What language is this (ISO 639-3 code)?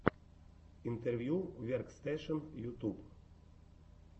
rus